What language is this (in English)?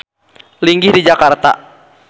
Sundanese